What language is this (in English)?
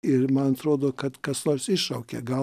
Lithuanian